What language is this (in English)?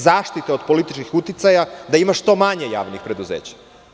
Serbian